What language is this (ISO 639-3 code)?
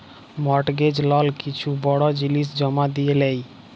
ben